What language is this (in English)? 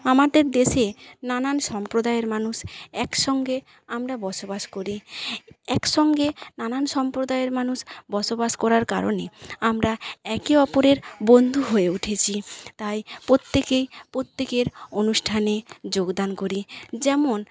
Bangla